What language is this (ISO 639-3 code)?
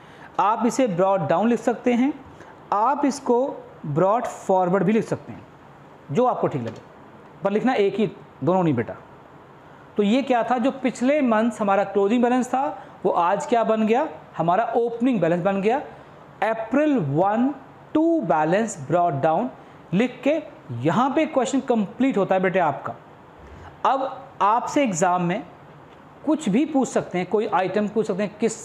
hin